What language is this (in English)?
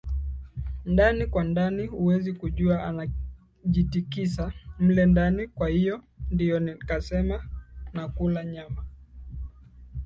Swahili